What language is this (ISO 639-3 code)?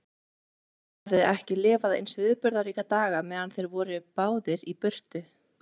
isl